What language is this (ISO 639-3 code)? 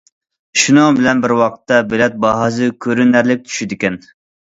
uig